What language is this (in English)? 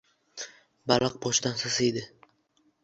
Uzbek